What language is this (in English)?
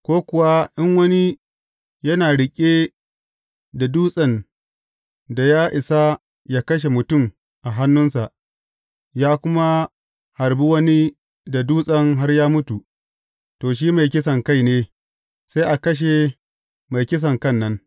Hausa